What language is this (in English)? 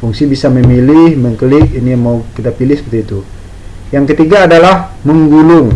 Indonesian